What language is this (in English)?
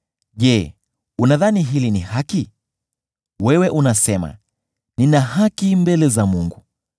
Swahili